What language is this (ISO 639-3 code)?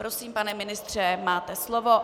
ces